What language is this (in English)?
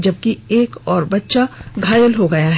Hindi